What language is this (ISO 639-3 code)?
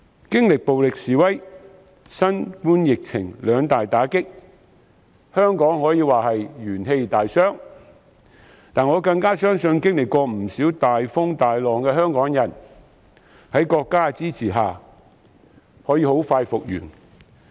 yue